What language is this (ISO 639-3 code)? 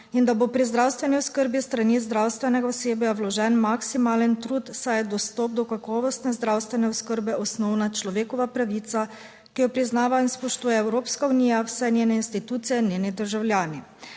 slv